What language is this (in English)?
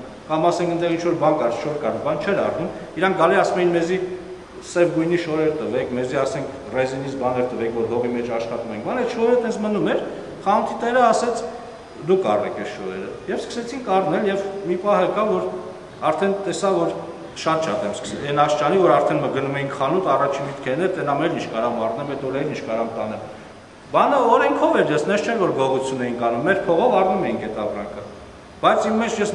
Romanian